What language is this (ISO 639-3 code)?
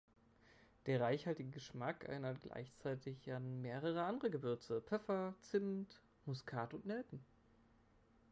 deu